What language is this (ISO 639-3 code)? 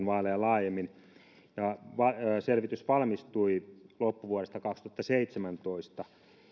fin